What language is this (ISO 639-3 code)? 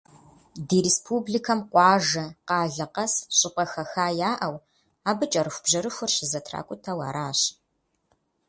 kbd